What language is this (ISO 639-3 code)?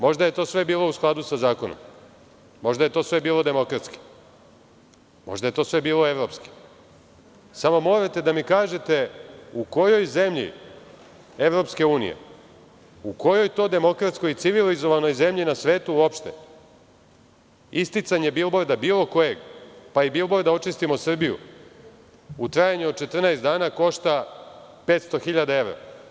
srp